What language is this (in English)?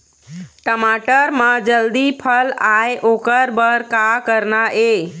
Chhattisgarhi